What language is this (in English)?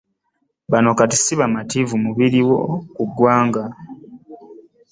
Ganda